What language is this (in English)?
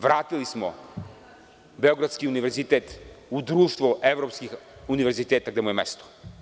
Serbian